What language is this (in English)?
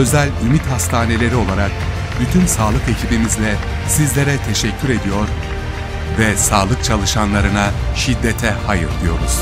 Turkish